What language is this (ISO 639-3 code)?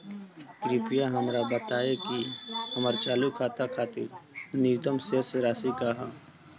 bho